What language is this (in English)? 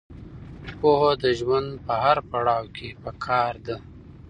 Pashto